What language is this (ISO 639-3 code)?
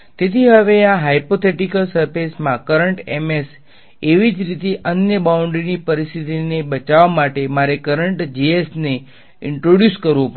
guj